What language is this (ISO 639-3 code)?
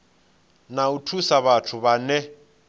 ven